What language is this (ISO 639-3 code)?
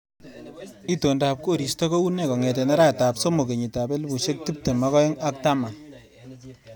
kln